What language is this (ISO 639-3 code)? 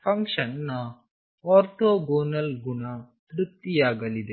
kan